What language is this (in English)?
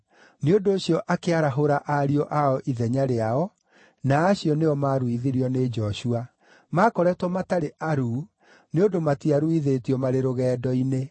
Kikuyu